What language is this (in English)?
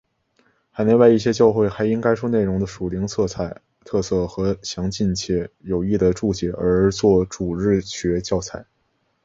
Chinese